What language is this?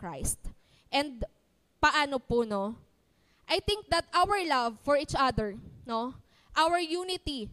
Filipino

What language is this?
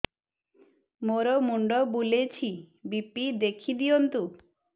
Odia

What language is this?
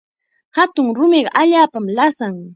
Chiquián Ancash Quechua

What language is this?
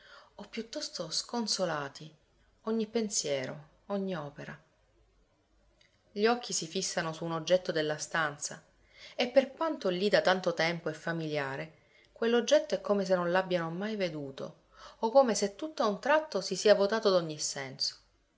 Italian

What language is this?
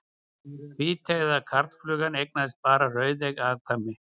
Icelandic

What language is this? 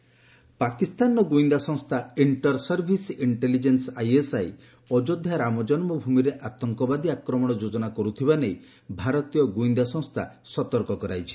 Odia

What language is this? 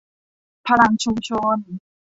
Thai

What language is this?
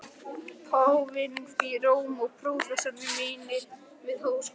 Icelandic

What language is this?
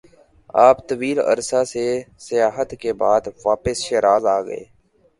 Urdu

